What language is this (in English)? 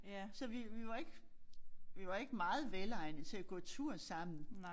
Danish